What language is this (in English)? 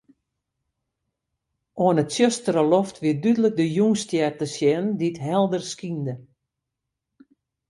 Western Frisian